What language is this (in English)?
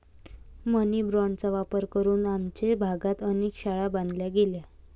Marathi